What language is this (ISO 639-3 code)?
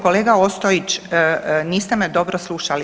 hrv